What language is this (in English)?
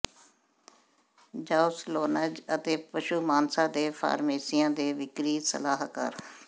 Punjabi